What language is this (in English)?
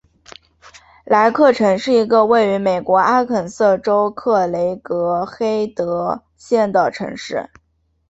Chinese